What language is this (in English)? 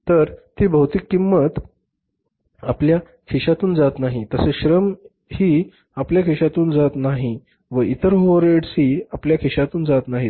Marathi